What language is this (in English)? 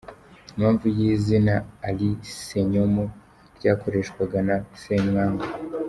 Kinyarwanda